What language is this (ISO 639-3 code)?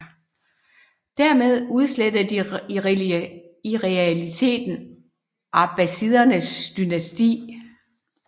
dan